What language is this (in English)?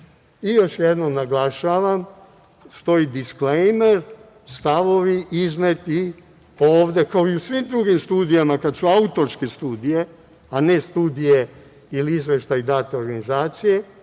Serbian